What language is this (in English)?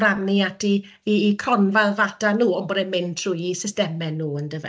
Welsh